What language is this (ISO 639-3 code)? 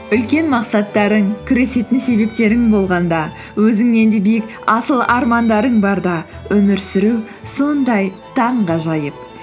kaz